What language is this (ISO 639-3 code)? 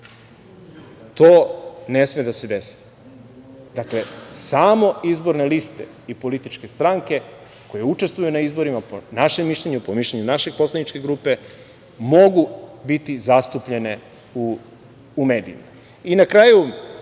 srp